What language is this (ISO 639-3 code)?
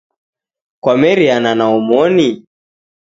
dav